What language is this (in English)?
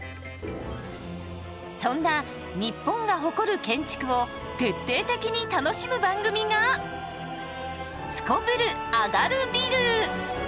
Japanese